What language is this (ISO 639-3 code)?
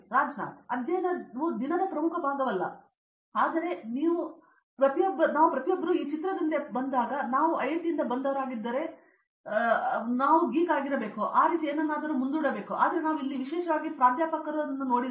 kan